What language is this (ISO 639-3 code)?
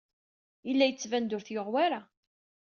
kab